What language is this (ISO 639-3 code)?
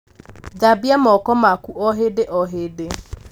kik